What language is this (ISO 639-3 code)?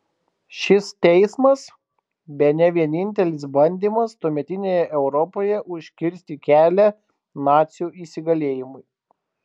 lit